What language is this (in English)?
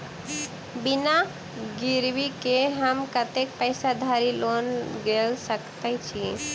Maithili